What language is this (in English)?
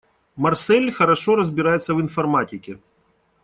Russian